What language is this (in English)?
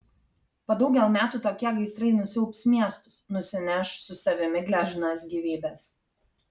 Lithuanian